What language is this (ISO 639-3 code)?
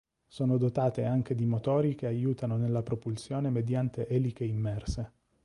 ita